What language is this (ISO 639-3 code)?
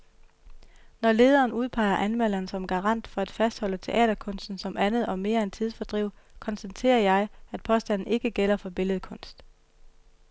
dan